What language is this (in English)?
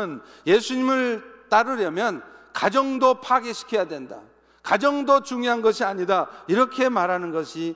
Korean